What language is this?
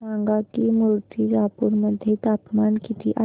Marathi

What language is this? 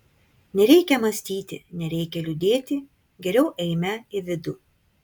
Lithuanian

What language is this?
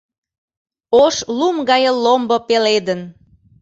Mari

